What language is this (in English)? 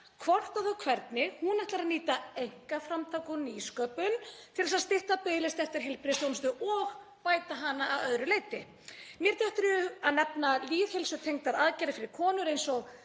Icelandic